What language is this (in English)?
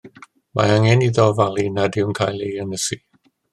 Welsh